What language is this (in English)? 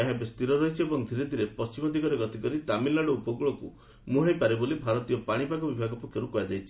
Odia